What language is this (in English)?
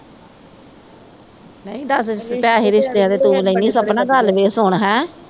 Punjabi